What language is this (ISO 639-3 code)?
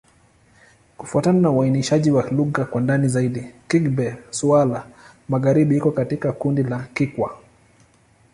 swa